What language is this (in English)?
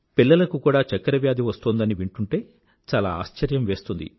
Telugu